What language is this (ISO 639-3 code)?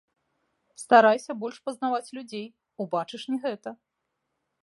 bel